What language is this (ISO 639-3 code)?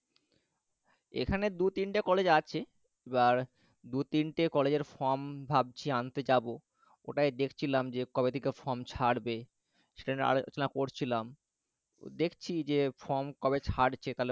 ben